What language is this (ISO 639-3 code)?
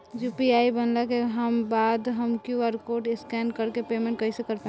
bho